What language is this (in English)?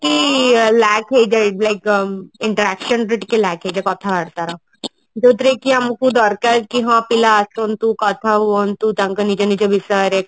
Odia